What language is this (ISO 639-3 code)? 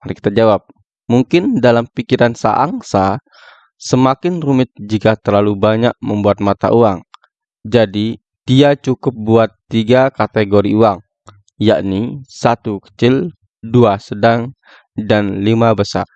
ind